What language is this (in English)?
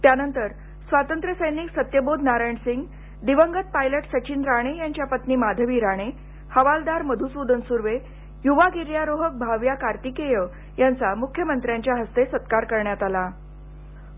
Marathi